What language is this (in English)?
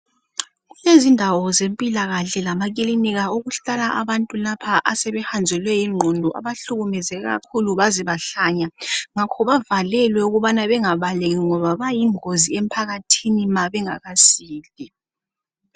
North Ndebele